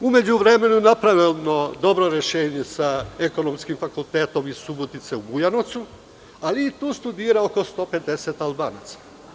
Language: Serbian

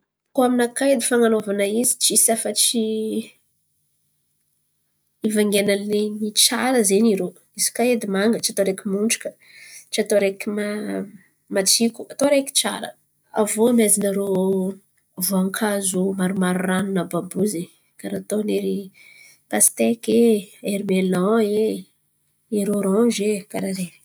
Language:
Antankarana Malagasy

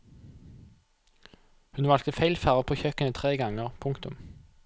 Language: Norwegian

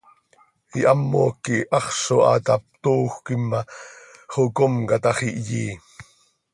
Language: Seri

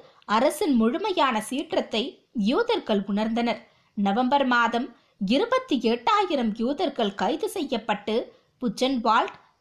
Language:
Tamil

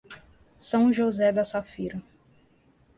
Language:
Portuguese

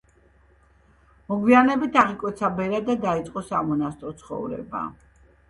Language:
Georgian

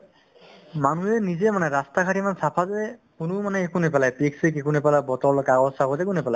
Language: Assamese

